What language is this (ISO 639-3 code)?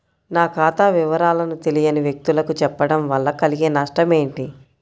tel